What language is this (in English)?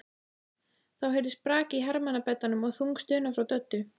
Icelandic